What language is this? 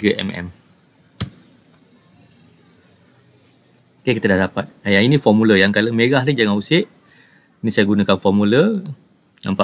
Malay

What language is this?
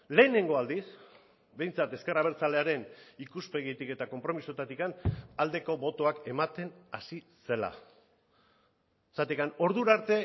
Basque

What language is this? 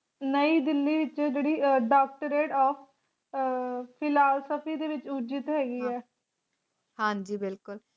Punjabi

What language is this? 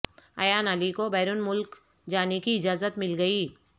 Urdu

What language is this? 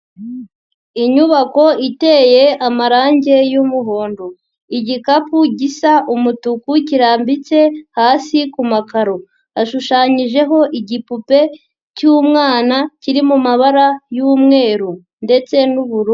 Kinyarwanda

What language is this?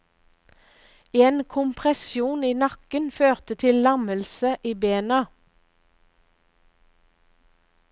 Norwegian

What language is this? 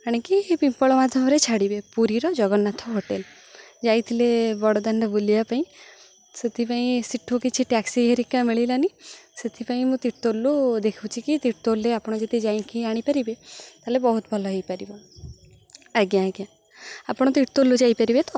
Odia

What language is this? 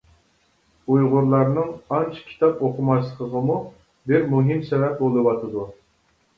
Uyghur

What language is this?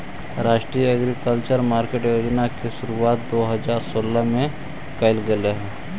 Magahi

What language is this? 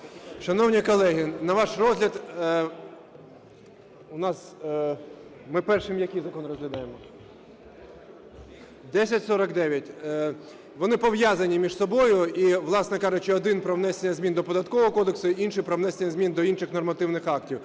Ukrainian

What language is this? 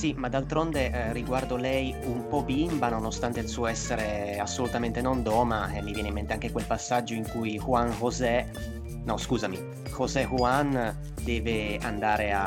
Italian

